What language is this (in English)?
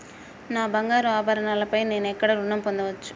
Telugu